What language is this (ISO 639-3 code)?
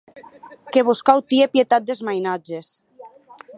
oci